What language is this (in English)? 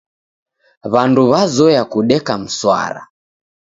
Taita